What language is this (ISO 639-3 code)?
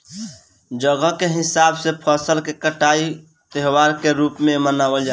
bho